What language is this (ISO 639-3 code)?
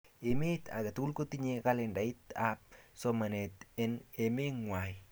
kln